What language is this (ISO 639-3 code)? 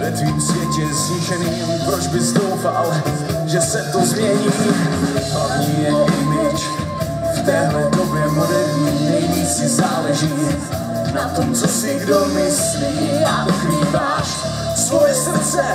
ces